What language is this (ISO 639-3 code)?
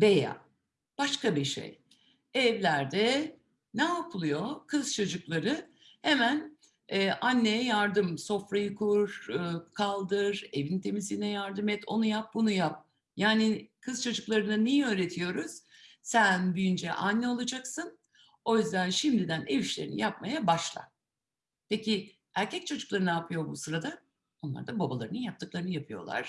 tur